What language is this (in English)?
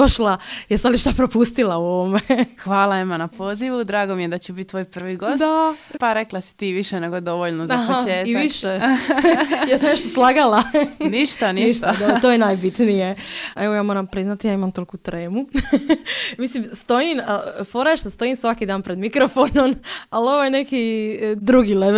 Croatian